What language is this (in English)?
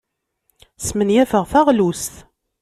Kabyle